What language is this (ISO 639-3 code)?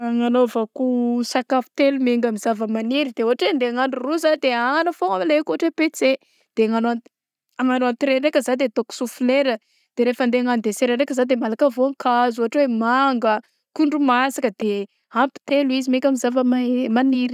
bzc